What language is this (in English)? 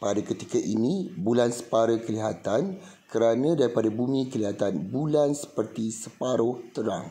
Malay